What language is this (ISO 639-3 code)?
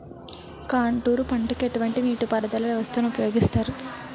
tel